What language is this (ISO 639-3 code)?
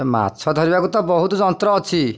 ori